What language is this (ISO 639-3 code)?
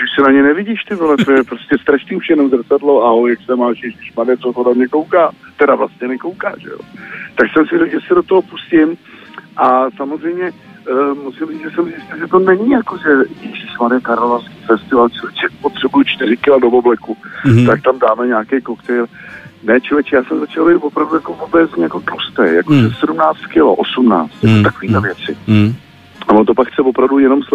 ces